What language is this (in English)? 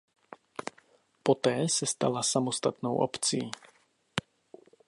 Czech